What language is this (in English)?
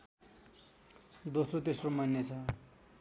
Nepali